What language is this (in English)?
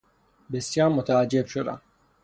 Persian